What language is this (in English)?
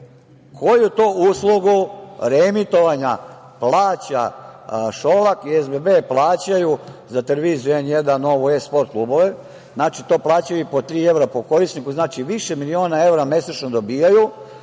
Serbian